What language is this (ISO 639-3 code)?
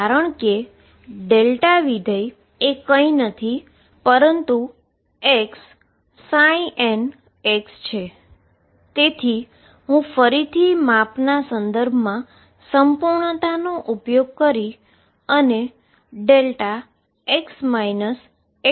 guj